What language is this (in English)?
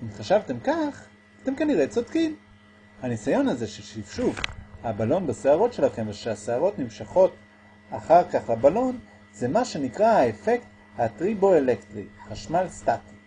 Hebrew